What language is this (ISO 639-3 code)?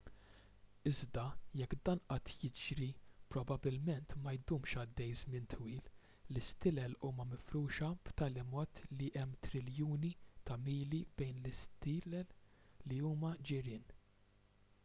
mlt